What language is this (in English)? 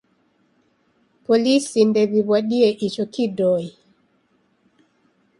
Taita